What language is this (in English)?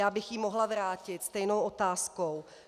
Czech